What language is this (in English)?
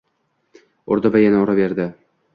Uzbek